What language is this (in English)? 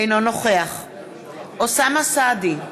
Hebrew